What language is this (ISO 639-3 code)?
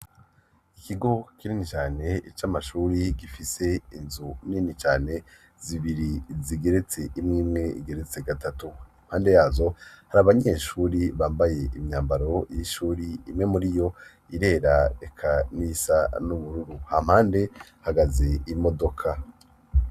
run